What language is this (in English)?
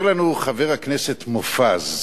Hebrew